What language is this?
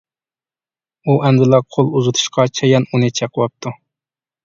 Uyghur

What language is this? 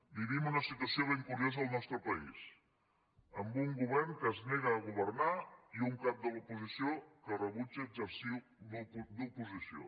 Catalan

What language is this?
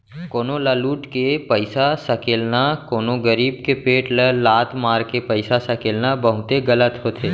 Chhattisgarhi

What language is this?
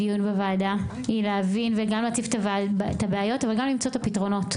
Hebrew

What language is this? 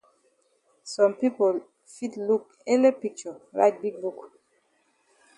Cameroon Pidgin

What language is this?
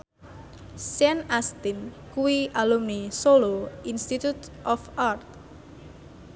Javanese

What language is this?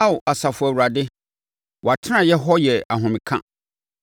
Akan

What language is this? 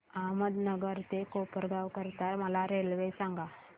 Marathi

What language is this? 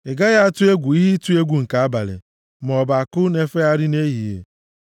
Igbo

